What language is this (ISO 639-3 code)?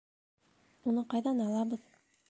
bak